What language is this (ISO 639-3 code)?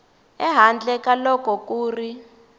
tso